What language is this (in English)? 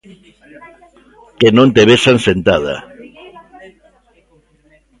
Galician